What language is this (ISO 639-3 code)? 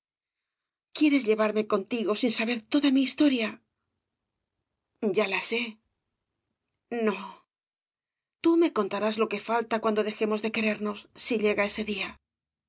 spa